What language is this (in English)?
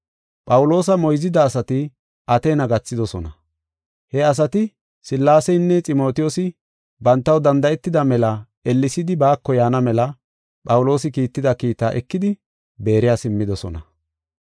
Gofa